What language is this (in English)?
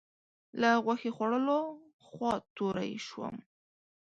Pashto